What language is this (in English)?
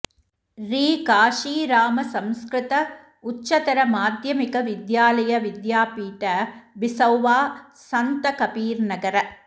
Sanskrit